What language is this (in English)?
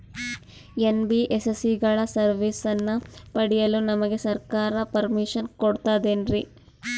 Kannada